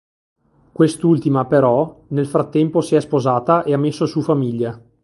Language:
Italian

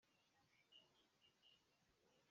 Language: Hakha Chin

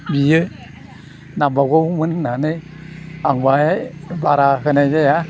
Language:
Bodo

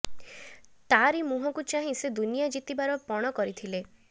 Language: Odia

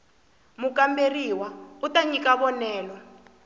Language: Tsonga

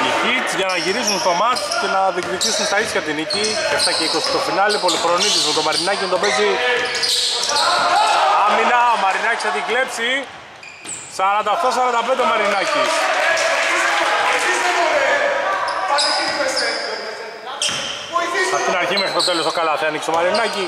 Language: Greek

